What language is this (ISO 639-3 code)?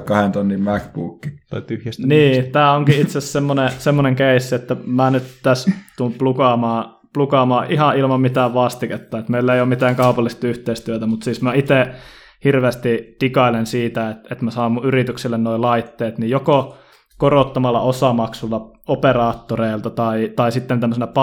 fin